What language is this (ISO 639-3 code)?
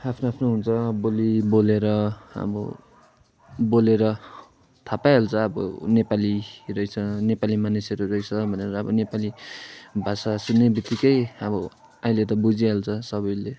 nep